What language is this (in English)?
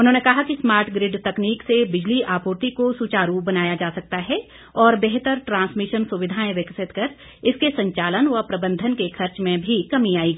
Hindi